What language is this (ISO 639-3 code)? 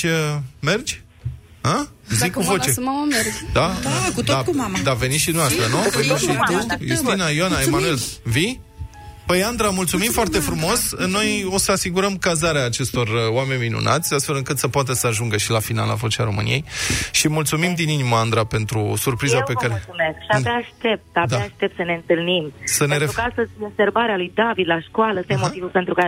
ron